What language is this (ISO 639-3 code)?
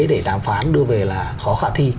vie